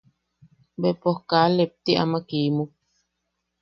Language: Yaqui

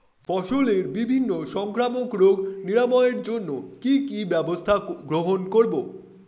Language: Bangla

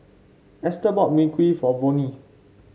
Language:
English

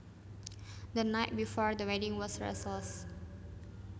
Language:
Javanese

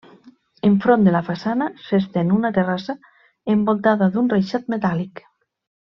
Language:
Catalan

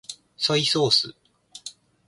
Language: Japanese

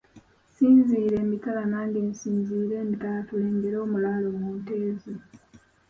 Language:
Ganda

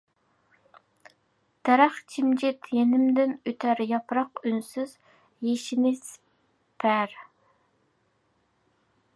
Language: Uyghur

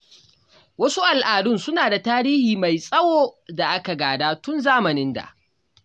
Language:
Hausa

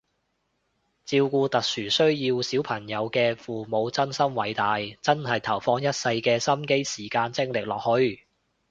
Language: Cantonese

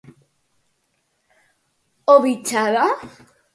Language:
Galician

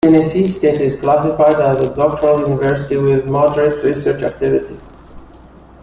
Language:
English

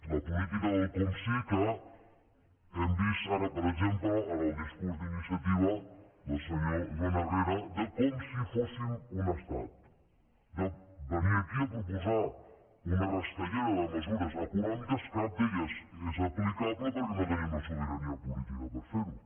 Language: Catalan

